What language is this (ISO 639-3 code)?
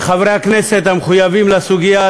heb